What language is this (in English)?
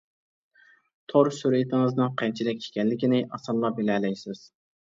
Uyghur